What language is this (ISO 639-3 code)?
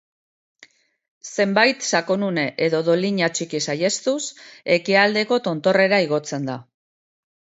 eus